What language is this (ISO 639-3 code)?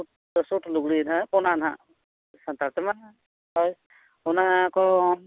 sat